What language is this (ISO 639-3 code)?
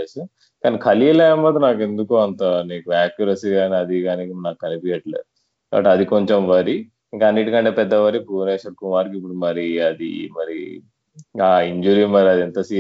tel